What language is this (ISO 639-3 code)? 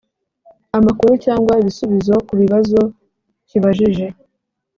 kin